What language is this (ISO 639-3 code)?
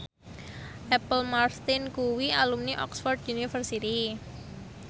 jav